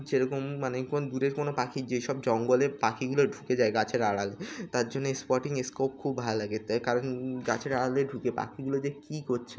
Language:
Bangla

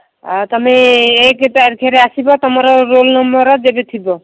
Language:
Odia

